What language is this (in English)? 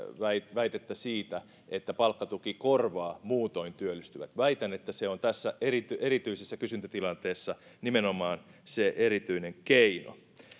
Finnish